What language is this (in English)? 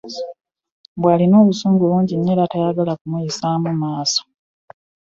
Ganda